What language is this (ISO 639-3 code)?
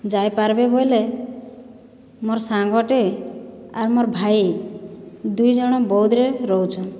ori